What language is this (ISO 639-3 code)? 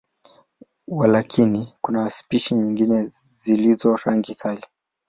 swa